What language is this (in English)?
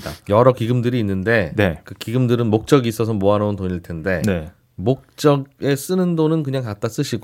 Korean